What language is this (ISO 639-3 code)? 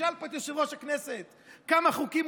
heb